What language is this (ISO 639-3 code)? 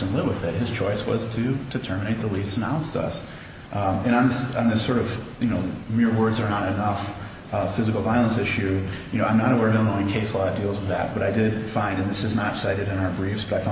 eng